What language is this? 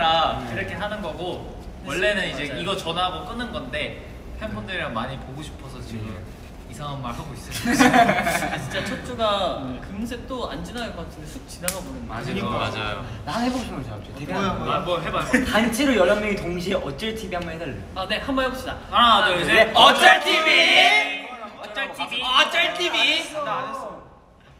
Korean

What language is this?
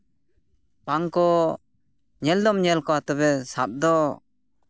Santali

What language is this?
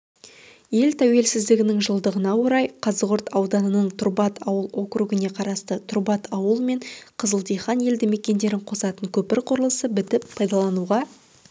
Kazakh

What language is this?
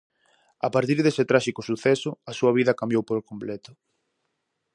Galician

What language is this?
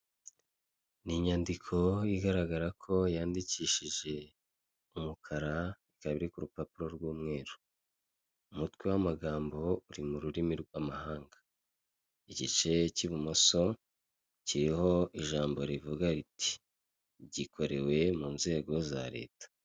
Kinyarwanda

